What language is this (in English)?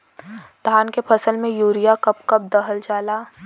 Bhojpuri